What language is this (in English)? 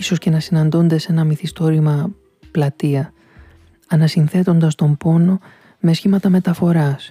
Greek